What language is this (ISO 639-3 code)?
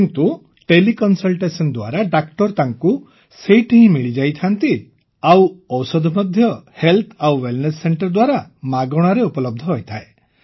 ori